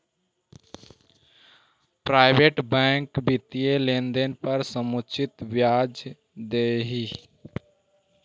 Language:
Magahi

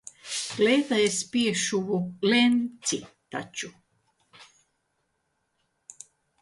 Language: Latvian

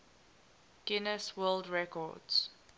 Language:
English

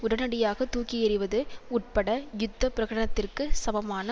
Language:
Tamil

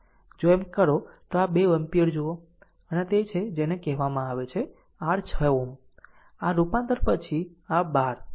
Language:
Gujarati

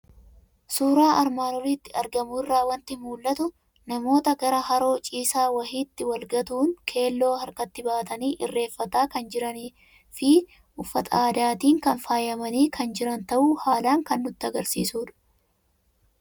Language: Oromo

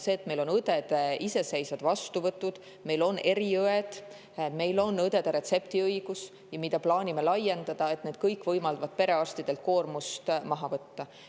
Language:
Estonian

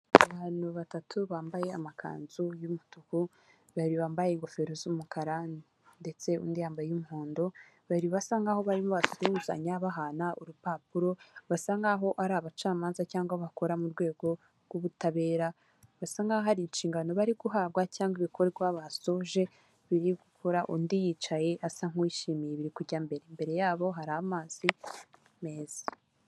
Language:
Kinyarwanda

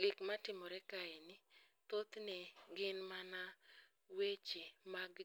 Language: Luo (Kenya and Tanzania)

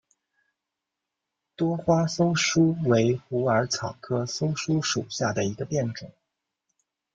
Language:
Chinese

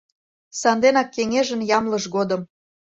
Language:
Mari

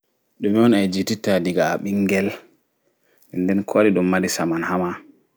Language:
Fula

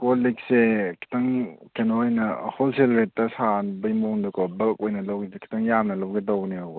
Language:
Manipuri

